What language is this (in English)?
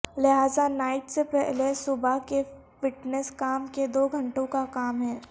Urdu